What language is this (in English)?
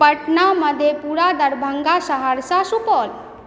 Maithili